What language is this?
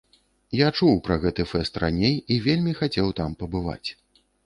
Belarusian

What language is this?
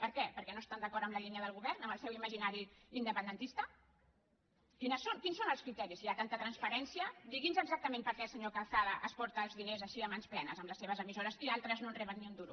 Catalan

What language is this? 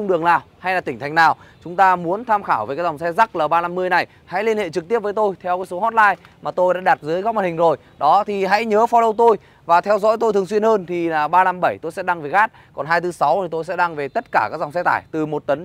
Vietnamese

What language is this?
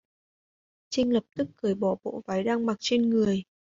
Vietnamese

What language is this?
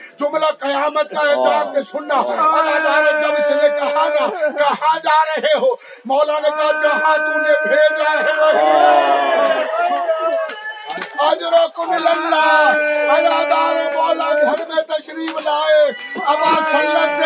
Urdu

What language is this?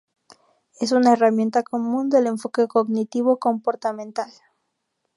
Spanish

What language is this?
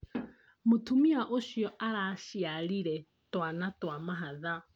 Kikuyu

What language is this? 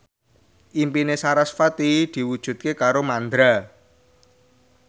Javanese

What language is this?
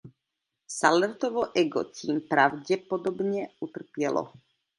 Czech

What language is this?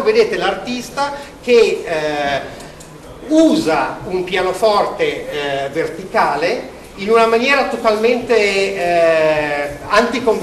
Italian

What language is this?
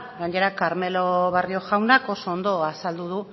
Basque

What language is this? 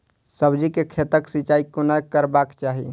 Maithili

